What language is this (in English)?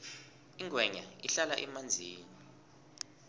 South Ndebele